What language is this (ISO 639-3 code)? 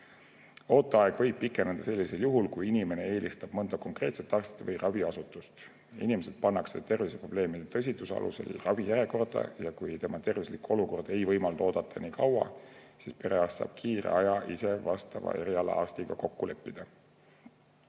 est